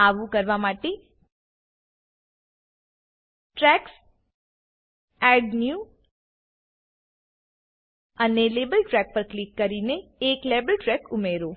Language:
Gujarati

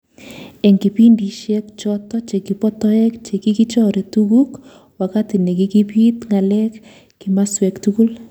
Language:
Kalenjin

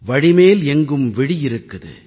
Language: Tamil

